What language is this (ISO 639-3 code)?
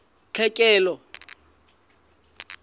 sot